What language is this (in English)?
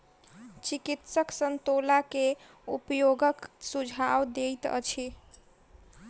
Maithili